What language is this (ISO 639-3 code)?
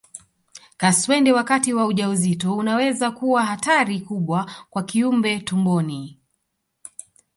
swa